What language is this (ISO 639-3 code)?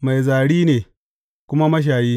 hau